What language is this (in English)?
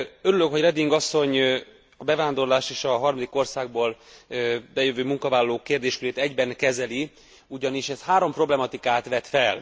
Hungarian